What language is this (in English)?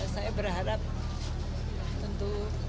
Indonesian